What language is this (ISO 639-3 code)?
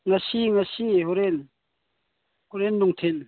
mni